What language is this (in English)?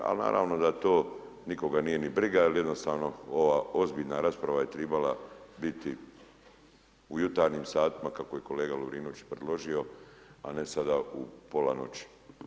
Croatian